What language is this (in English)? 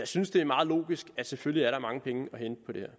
Danish